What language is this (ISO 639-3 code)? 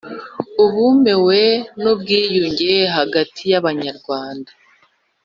kin